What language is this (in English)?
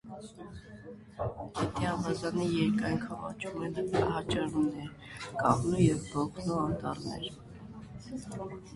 Armenian